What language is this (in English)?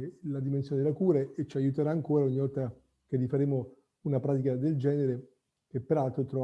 Italian